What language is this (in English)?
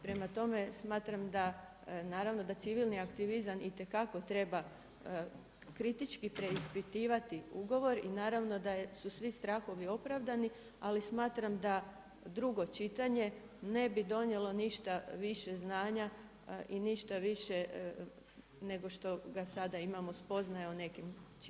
Croatian